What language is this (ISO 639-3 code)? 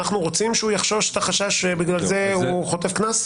heb